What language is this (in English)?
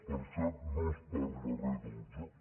Catalan